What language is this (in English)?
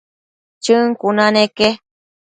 Matsés